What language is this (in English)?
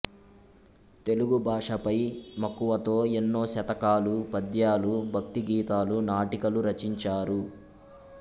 Telugu